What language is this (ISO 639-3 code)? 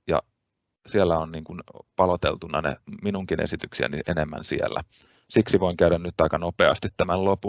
fin